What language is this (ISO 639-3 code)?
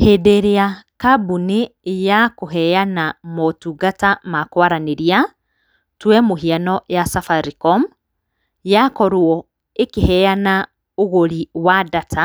kik